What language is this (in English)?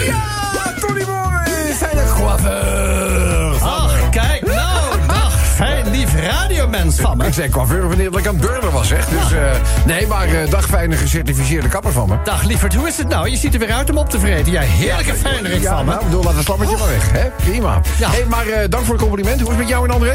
Dutch